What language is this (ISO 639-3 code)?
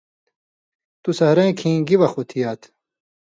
mvy